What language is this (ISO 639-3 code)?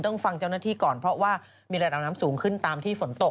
tha